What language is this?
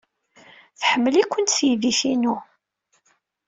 Kabyle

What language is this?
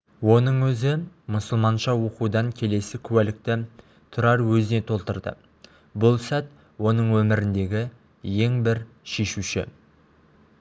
Kazakh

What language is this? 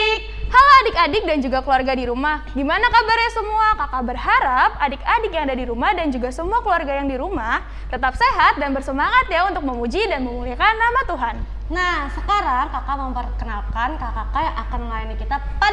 Indonesian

